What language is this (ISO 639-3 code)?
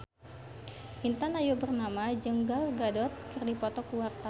sun